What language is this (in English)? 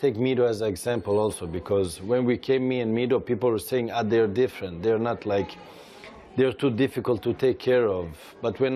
Dutch